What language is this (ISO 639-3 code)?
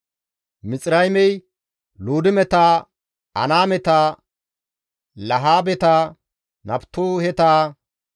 gmv